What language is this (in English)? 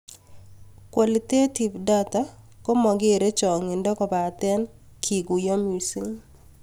Kalenjin